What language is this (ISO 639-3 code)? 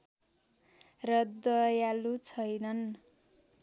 nep